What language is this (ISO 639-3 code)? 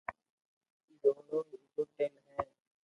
lrk